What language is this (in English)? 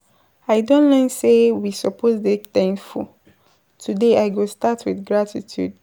Nigerian Pidgin